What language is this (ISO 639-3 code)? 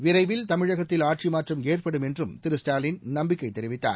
tam